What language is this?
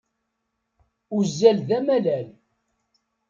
Kabyle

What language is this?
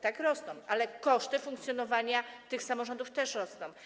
Polish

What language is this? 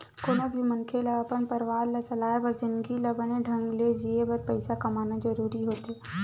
Chhattisgarhi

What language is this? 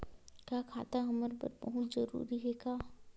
Chhattisgarhi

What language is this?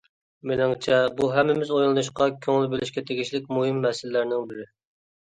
Uyghur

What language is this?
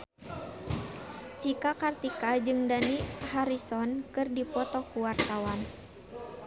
Sundanese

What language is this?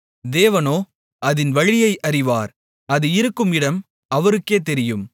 Tamil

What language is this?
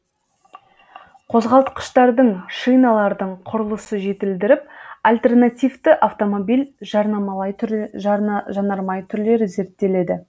Kazakh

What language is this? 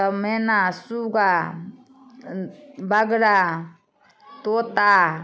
Maithili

